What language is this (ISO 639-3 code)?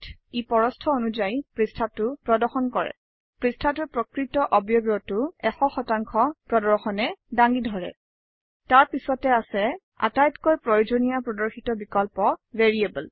asm